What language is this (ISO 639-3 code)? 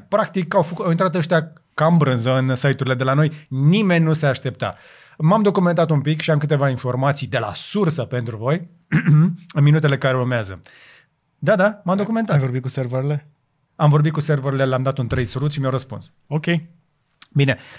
ron